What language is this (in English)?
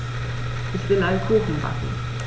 German